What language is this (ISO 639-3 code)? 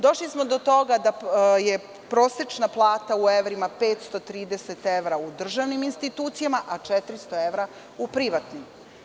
srp